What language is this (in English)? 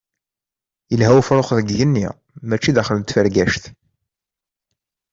Kabyle